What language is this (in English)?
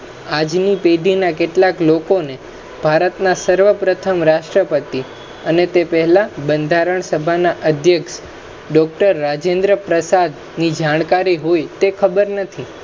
Gujarati